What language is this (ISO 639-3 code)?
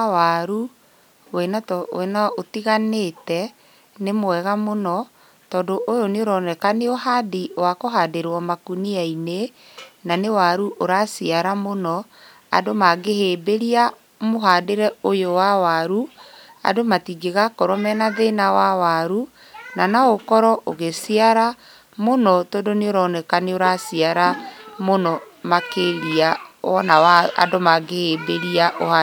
kik